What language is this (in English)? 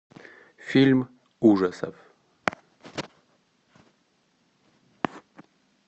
Russian